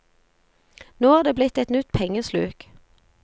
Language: Norwegian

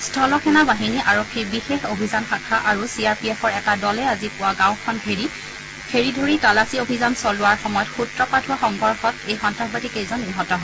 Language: Assamese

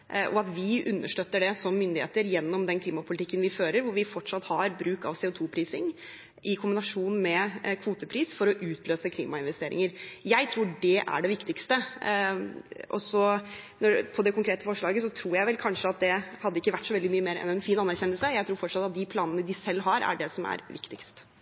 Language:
Norwegian Bokmål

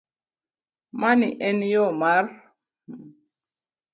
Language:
Luo (Kenya and Tanzania)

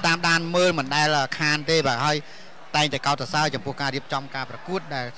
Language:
Thai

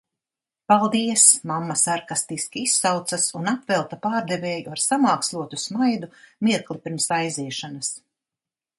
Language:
Latvian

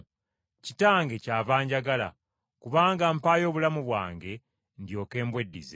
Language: Ganda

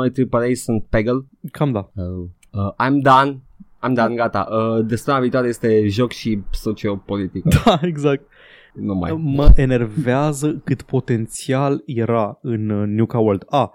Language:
Romanian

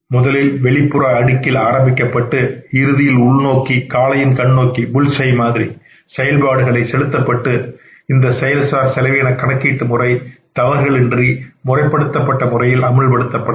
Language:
Tamil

